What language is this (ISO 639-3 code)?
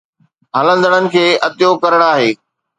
snd